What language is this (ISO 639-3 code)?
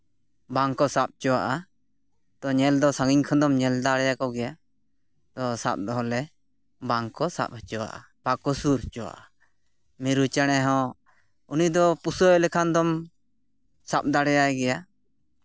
sat